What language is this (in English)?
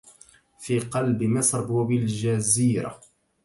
Arabic